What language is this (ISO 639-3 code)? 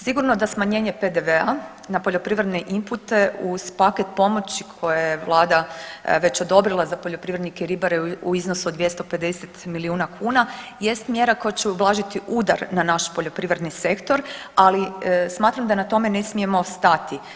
hrv